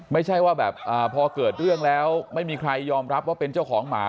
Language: Thai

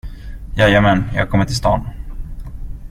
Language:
Swedish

